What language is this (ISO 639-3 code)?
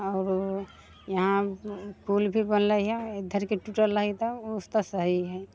mai